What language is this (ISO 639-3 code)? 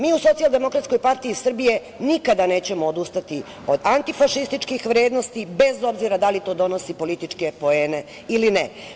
srp